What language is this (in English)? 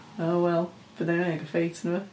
Welsh